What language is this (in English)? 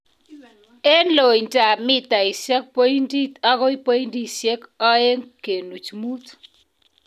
Kalenjin